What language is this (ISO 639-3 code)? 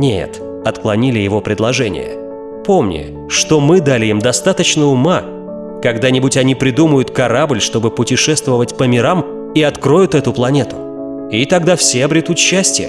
rus